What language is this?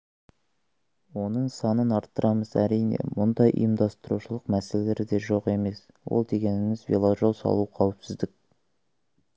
Kazakh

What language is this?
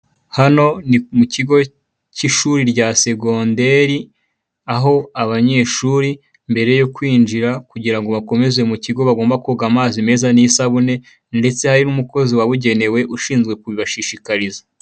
Kinyarwanda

